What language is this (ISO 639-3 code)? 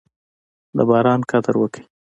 pus